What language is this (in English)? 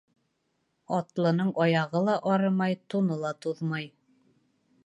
Bashkir